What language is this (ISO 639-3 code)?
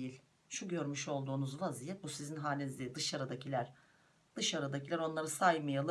tur